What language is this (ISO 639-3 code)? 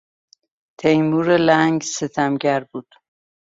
fas